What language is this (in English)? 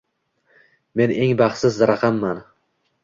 Uzbek